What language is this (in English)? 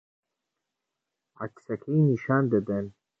Central Kurdish